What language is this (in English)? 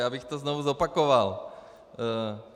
Czech